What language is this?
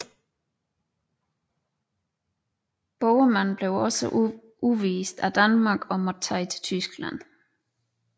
Danish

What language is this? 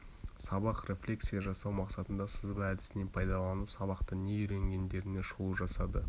Kazakh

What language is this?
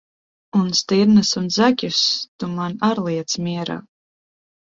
Latvian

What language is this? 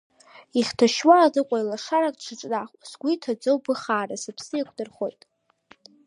Abkhazian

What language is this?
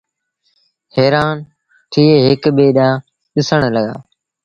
Sindhi Bhil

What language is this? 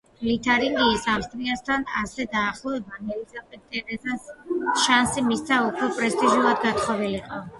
Georgian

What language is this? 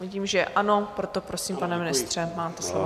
Czech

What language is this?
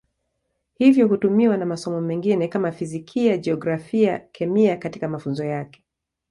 Swahili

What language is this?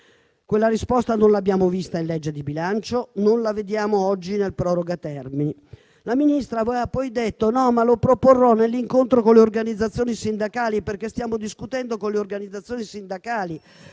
Italian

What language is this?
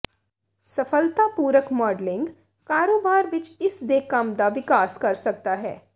Punjabi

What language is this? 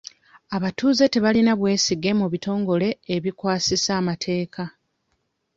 Ganda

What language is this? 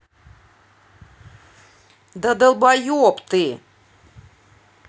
Russian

